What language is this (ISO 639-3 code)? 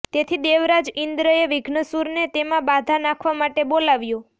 guj